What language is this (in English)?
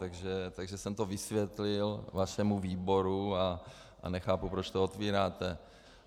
Czech